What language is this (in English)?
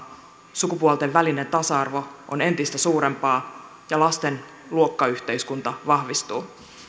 Finnish